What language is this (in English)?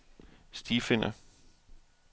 Danish